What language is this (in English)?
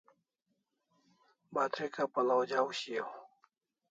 Kalasha